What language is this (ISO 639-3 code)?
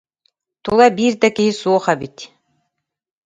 sah